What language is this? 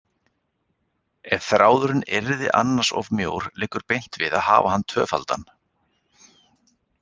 Icelandic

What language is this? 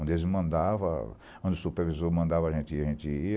Portuguese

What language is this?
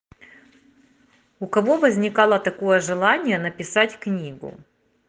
Russian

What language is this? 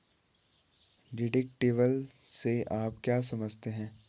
Hindi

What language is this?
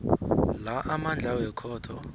South Ndebele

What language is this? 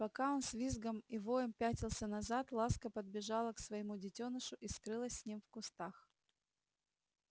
Russian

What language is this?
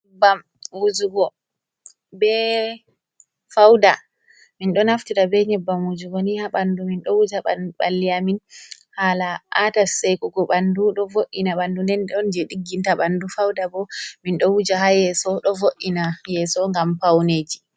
Fula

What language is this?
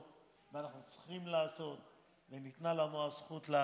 Hebrew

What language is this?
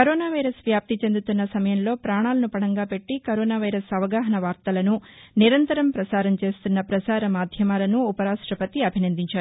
Telugu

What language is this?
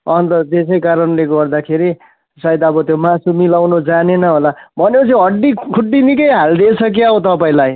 Nepali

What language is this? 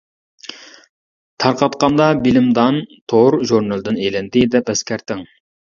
Uyghur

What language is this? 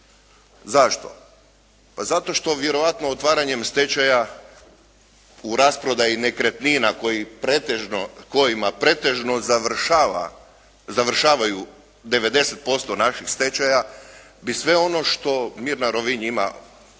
Croatian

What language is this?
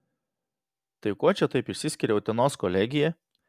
Lithuanian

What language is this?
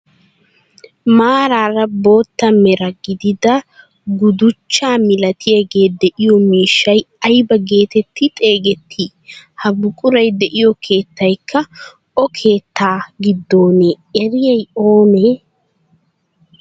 Wolaytta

